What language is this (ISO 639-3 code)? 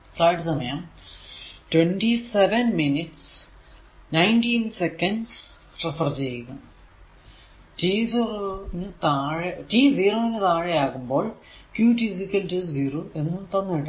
mal